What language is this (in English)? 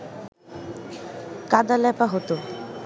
Bangla